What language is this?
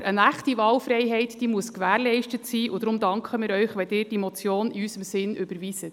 Swiss German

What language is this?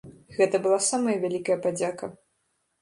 Belarusian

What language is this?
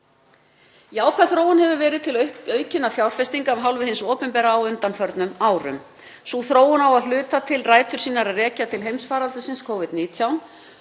Icelandic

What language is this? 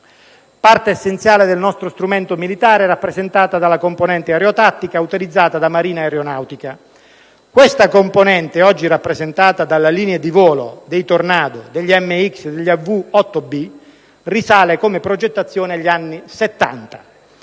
Italian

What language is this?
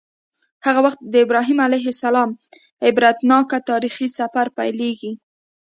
Pashto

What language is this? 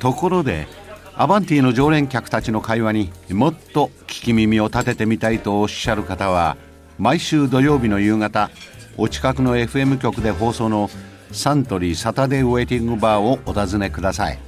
Japanese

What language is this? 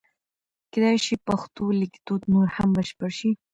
Pashto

